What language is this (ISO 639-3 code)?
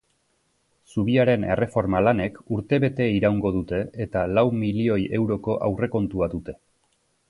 eus